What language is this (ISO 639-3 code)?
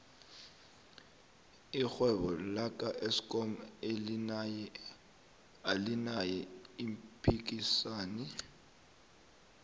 nbl